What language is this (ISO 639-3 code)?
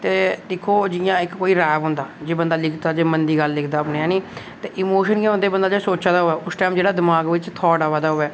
doi